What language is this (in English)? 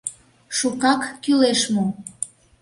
Mari